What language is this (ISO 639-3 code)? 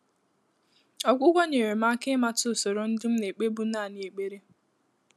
ibo